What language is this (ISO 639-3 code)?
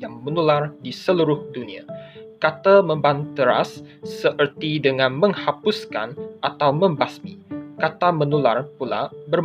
msa